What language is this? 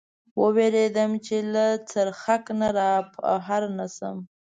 Pashto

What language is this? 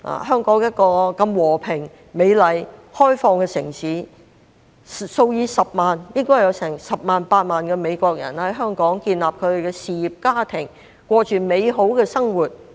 Cantonese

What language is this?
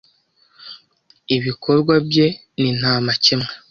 Kinyarwanda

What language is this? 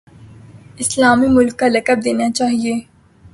Urdu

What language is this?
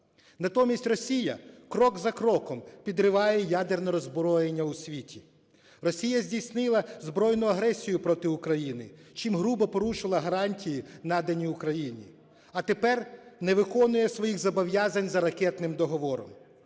Ukrainian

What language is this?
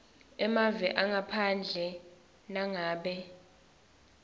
Swati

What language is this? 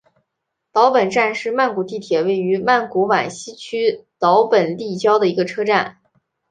Chinese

